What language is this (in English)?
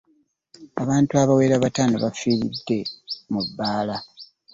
Ganda